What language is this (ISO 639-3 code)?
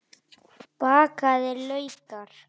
isl